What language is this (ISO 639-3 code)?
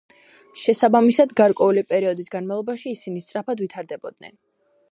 kat